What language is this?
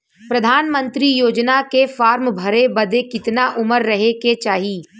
Bhojpuri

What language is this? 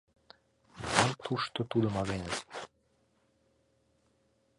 Mari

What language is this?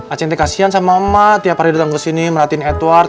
Indonesian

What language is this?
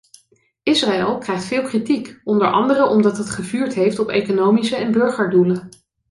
Dutch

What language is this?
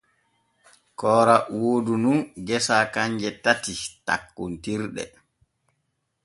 Borgu Fulfulde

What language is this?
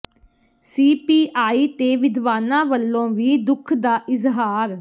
Punjabi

